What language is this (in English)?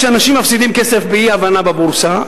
Hebrew